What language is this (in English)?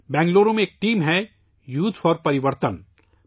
Urdu